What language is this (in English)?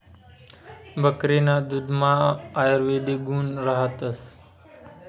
Marathi